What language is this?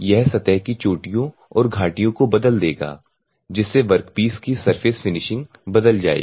Hindi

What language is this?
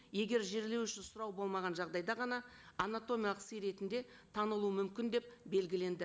Kazakh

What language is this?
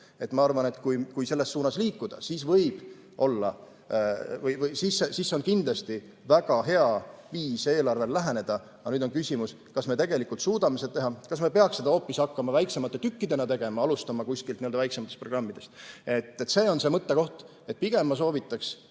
Estonian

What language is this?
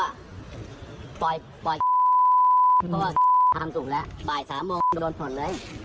Thai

